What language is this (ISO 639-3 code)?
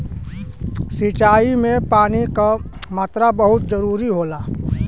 bho